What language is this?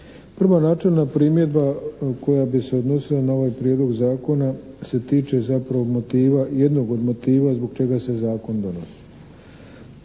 Croatian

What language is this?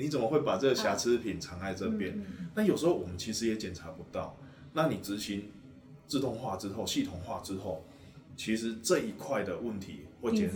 Chinese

